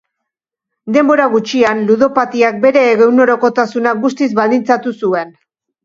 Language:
Basque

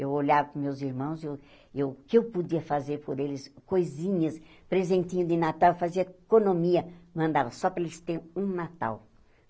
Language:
Portuguese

